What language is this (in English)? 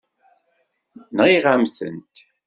Kabyle